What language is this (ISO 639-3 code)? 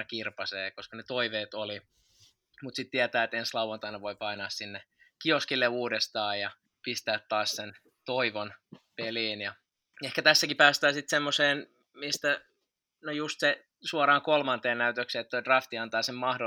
fin